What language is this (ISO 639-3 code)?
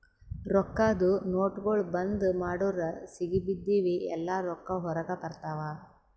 kan